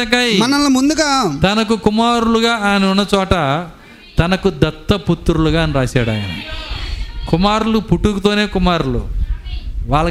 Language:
Telugu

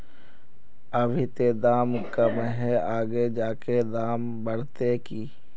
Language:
Magahi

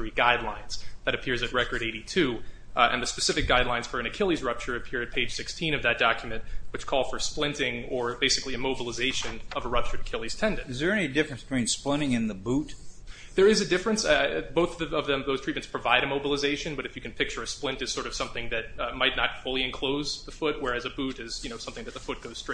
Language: English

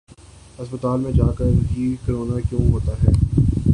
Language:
Urdu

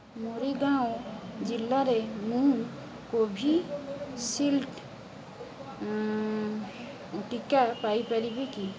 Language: Odia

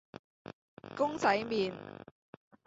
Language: Cantonese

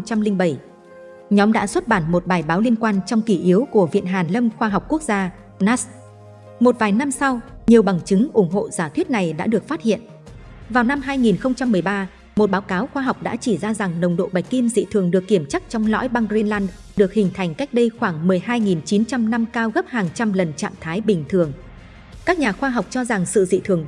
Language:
Vietnamese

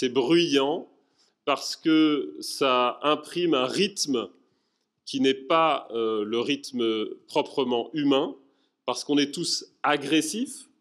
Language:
French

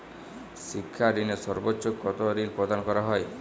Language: Bangla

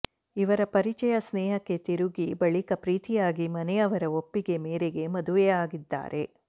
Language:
Kannada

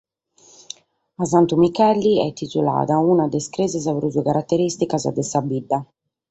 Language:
Sardinian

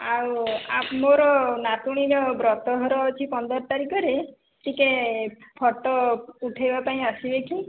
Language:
Odia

